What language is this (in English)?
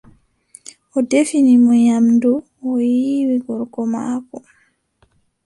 Adamawa Fulfulde